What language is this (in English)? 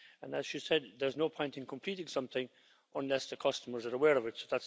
English